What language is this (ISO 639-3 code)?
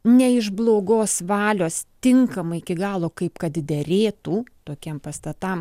lit